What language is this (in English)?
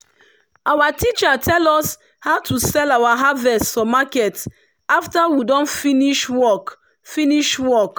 Nigerian Pidgin